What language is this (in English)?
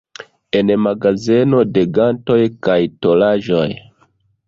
Esperanto